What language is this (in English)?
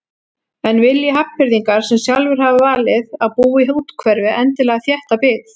Icelandic